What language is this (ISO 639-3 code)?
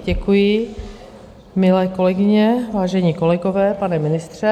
ces